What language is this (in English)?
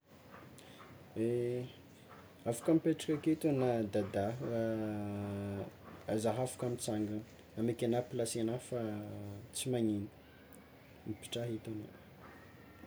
Tsimihety Malagasy